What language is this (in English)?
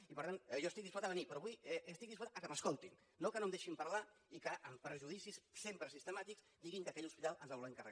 Catalan